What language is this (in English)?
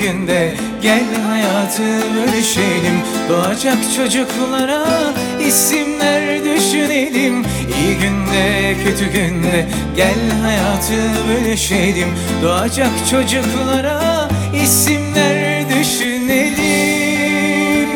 Turkish